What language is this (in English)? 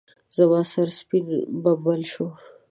Pashto